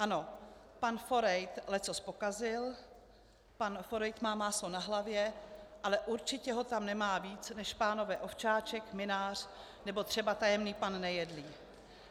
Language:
Czech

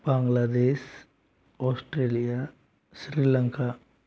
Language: Hindi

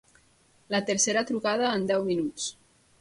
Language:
Catalan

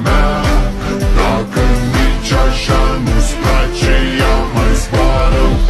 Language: Romanian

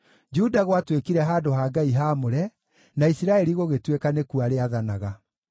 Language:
Kikuyu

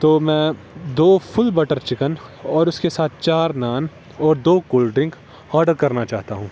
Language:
Urdu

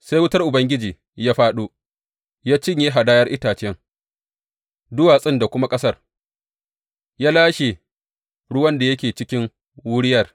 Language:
Hausa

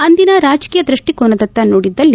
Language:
Kannada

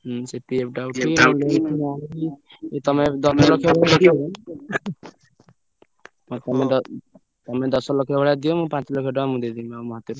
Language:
Odia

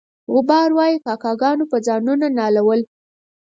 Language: Pashto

